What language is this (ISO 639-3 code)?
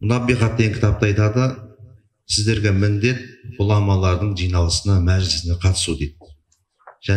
tur